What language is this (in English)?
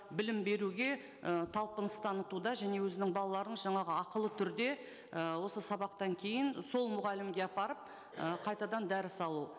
Kazakh